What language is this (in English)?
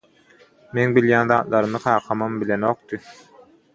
Turkmen